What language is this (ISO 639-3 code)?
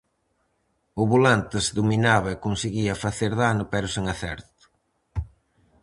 glg